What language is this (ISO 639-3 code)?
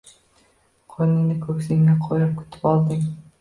uzb